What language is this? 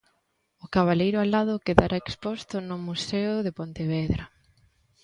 Galician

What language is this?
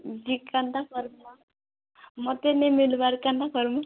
Odia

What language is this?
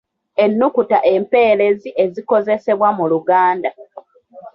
Ganda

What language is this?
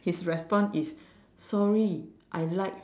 English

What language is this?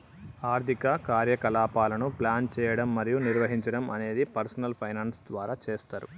Telugu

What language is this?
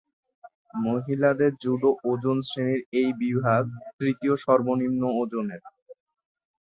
Bangla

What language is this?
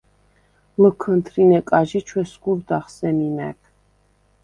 Svan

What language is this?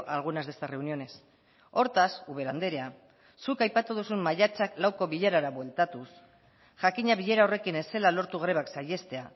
Basque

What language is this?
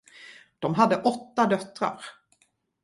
Swedish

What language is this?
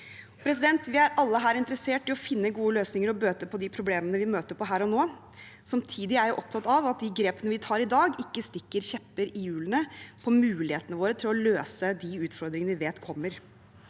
Norwegian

